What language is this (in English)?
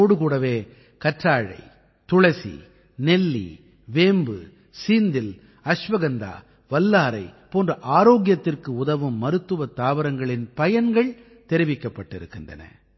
Tamil